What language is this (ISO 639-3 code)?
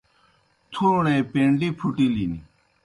plk